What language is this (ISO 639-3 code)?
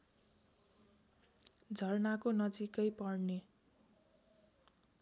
nep